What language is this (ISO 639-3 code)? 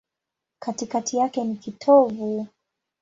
swa